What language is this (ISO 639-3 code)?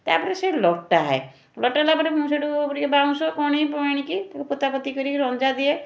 ori